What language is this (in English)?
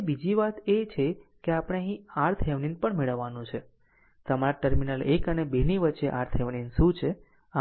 Gujarati